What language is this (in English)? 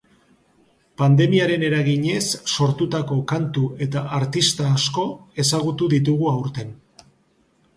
Basque